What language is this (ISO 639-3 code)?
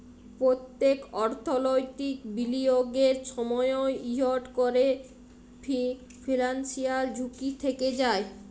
ben